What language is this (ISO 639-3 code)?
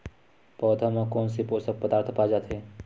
hne